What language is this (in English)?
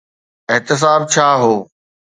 Sindhi